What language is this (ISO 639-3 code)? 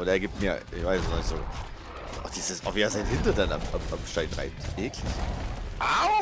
deu